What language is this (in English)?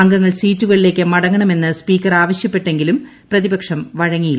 Malayalam